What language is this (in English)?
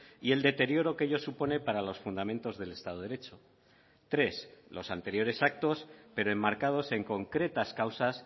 Spanish